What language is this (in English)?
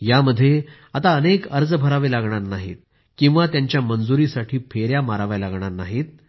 Marathi